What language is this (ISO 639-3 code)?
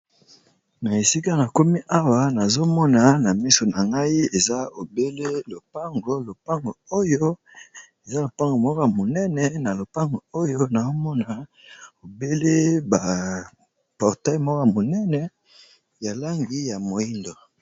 lin